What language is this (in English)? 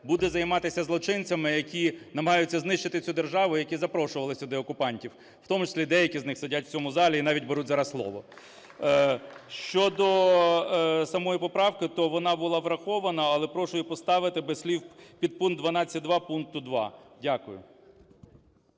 Ukrainian